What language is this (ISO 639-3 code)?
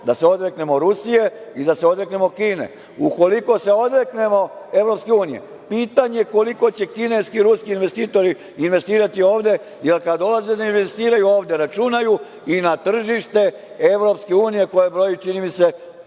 srp